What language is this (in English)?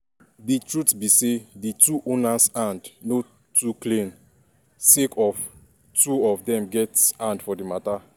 Nigerian Pidgin